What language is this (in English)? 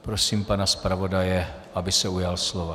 Czech